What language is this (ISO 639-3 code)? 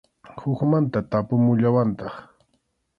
qxu